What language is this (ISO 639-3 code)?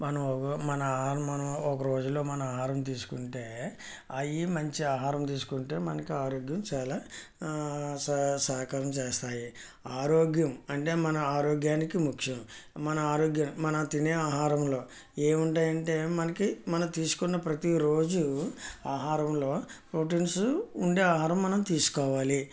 tel